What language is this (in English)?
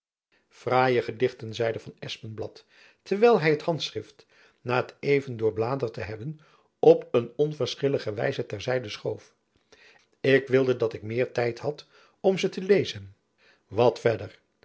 Dutch